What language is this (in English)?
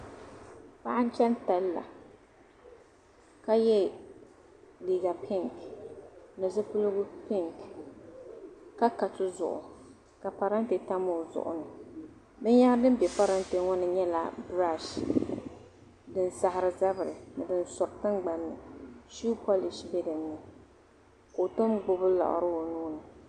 Dagbani